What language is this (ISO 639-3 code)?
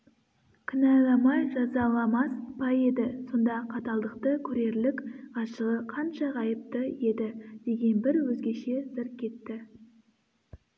kaz